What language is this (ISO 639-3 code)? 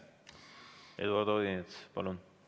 est